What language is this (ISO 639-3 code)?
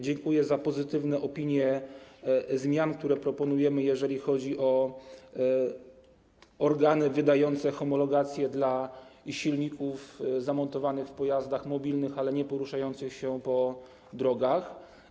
pol